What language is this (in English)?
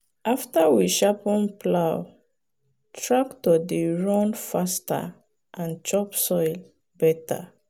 Nigerian Pidgin